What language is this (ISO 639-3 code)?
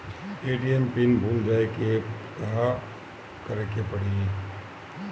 bho